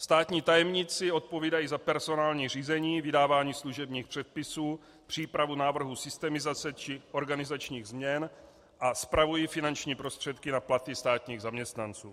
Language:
Czech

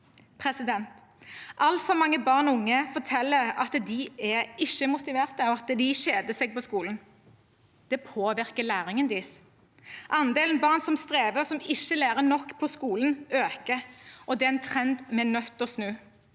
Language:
Norwegian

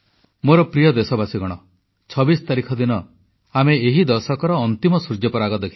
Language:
Odia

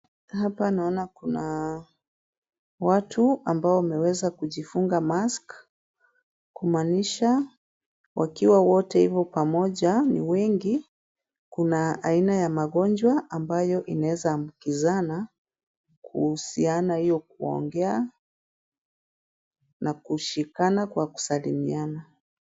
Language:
Swahili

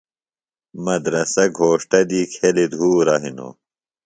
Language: Phalura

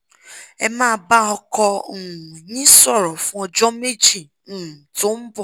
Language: Yoruba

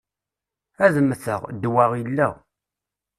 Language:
Kabyle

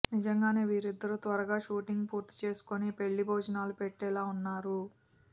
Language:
Telugu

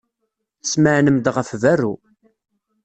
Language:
Kabyle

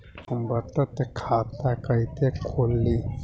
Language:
Bhojpuri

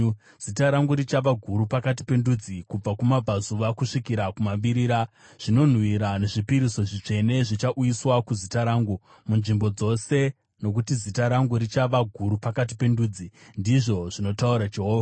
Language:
Shona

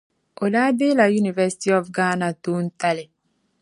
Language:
Dagbani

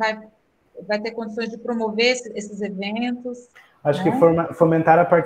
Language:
Portuguese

